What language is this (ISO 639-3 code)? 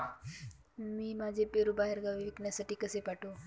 mar